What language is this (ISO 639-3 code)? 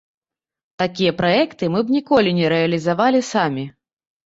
bel